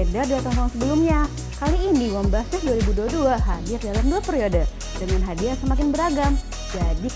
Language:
Indonesian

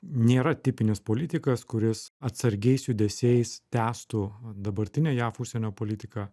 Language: Lithuanian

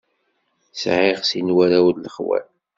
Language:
Kabyle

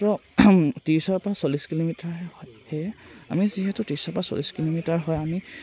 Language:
Assamese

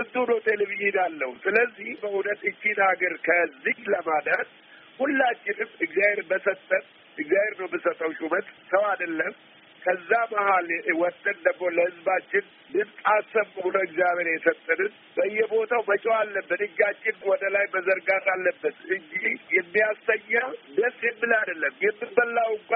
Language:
Amharic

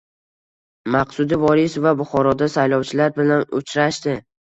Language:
Uzbek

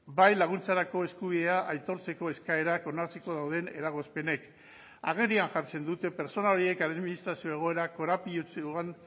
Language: Basque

